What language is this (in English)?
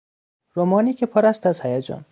Persian